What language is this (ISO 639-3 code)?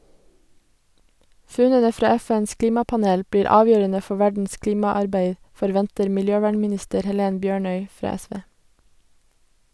nor